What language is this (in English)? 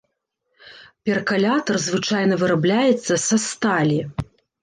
Belarusian